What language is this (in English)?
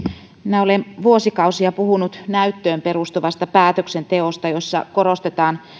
Finnish